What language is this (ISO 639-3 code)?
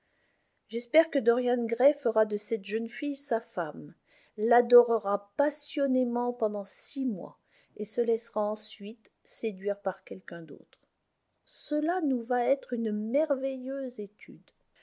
fra